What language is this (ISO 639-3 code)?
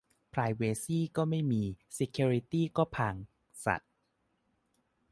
tha